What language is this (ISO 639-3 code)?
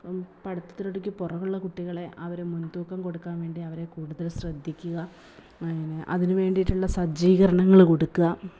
mal